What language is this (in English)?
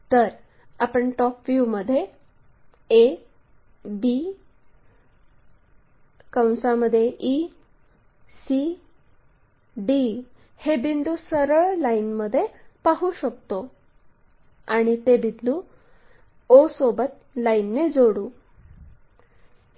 Marathi